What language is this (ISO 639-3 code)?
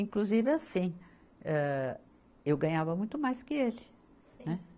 por